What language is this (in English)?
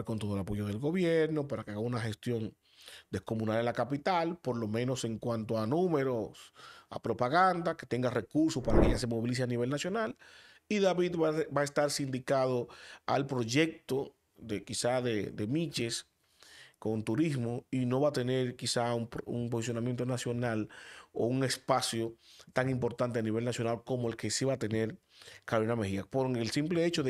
Spanish